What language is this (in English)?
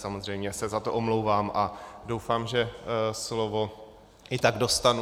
Czech